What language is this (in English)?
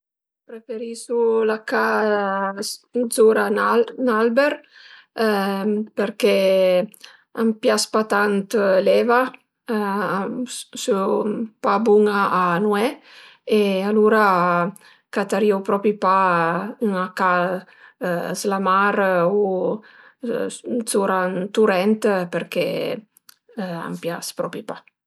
Piedmontese